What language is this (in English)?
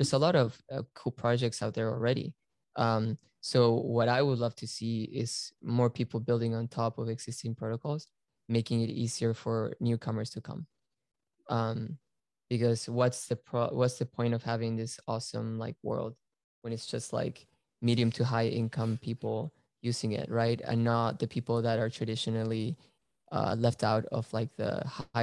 English